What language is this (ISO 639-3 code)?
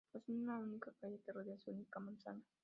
spa